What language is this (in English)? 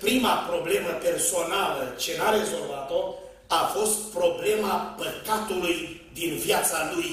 Romanian